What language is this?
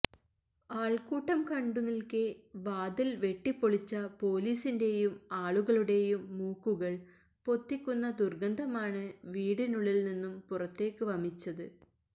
Malayalam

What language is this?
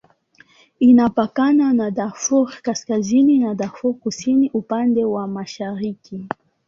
Swahili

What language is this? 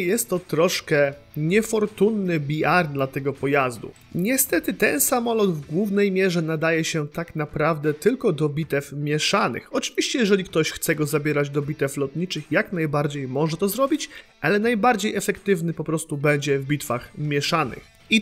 Polish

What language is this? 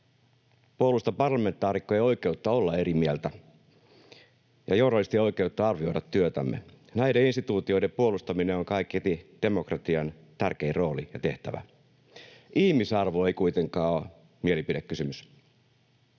Finnish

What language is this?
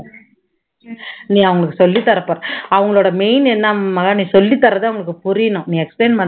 Tamil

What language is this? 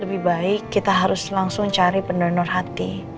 Indonesian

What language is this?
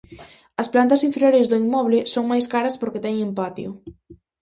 Galician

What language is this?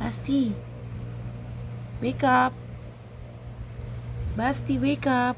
Filipino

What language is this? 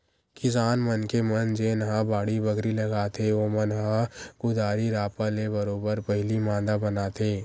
Chhattisgarhi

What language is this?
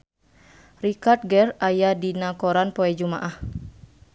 Sundanese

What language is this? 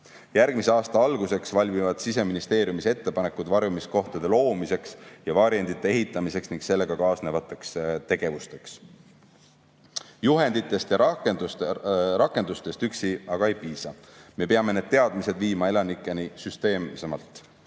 Estonian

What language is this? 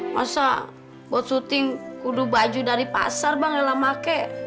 Indonesian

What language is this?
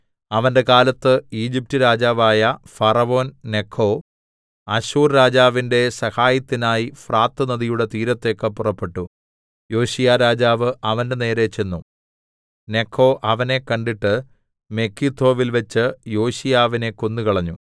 Malayalam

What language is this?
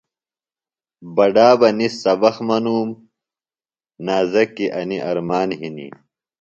Phalura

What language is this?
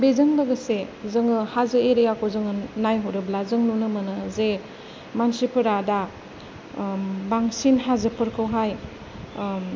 Bodo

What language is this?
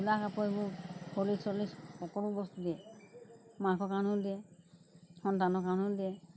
Assamese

